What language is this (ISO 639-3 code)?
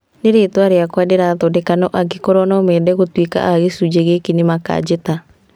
kik